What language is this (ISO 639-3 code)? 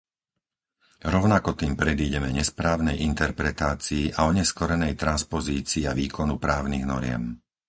slk